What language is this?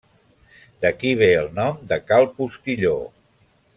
Catalan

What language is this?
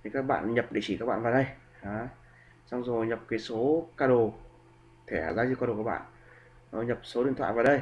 Vietnamese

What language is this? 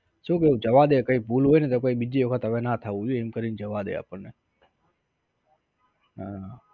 Gujarati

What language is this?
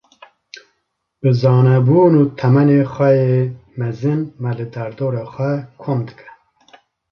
Kurdish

